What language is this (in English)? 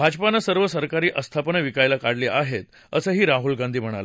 Marathi